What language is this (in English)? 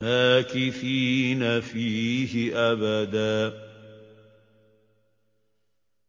Arabic